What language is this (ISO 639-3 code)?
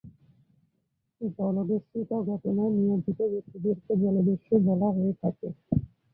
ben